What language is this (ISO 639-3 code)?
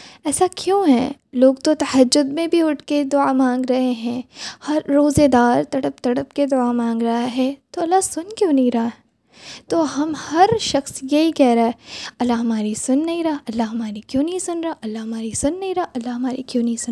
urd